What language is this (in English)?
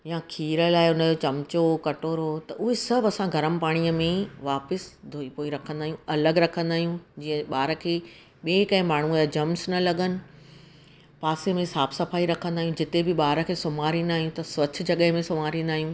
Sindhi